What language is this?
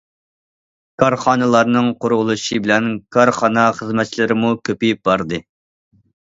Uyghur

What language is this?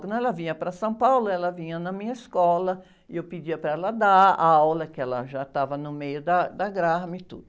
Portuguese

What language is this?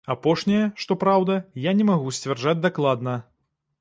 Belarusian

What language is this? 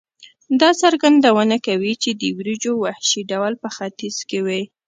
Pashto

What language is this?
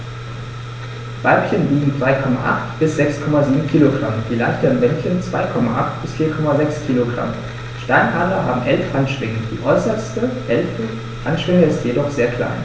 German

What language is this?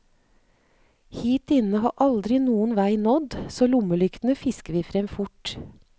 Norwegian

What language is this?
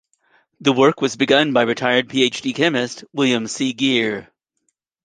English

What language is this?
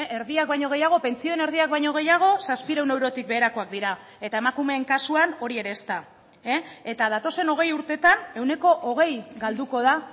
Basque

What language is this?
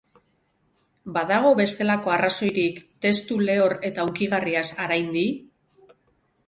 Basque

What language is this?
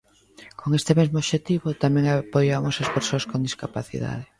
Galician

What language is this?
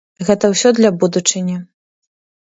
Belarusian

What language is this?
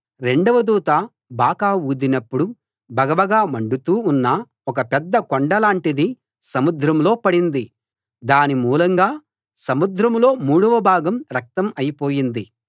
Telugu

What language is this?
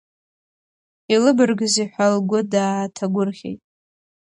Abkhazian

